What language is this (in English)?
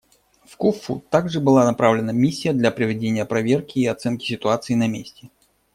Russian